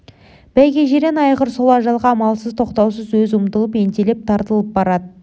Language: Kazakh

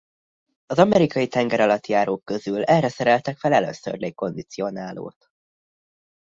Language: Hungarian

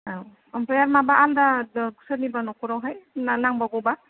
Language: Bodo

